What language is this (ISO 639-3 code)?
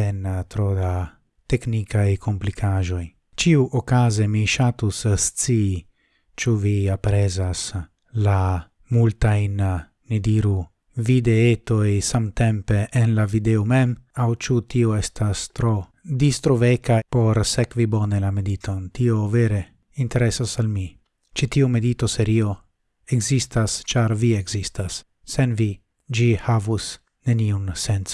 ita